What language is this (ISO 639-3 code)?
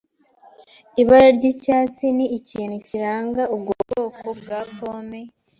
kin